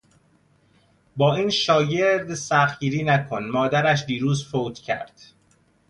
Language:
Persian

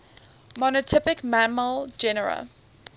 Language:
English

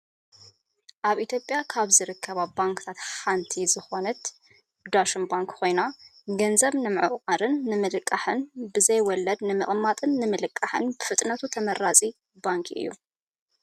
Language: Tigrinya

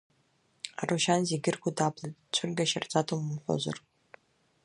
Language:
Abkhazian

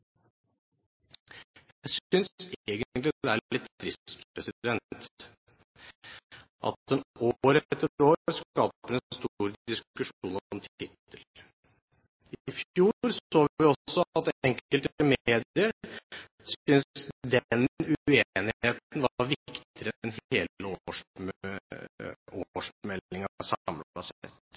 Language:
Norwegian Bokmål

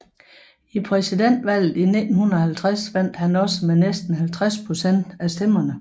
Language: Danish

